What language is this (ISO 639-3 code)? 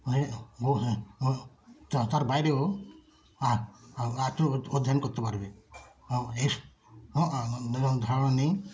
ben